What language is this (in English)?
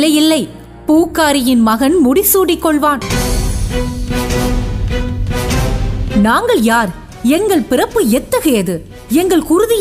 Tamil